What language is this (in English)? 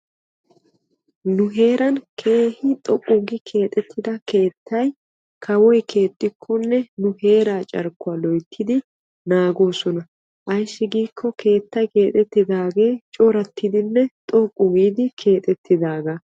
Wolaytta